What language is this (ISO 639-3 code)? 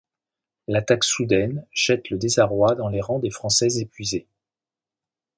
fra